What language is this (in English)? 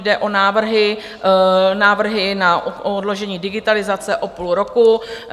Czech